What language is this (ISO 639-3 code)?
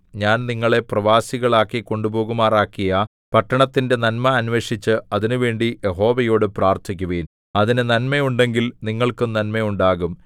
mal